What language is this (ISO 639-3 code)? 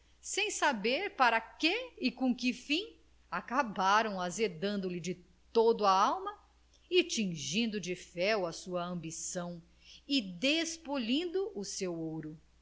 por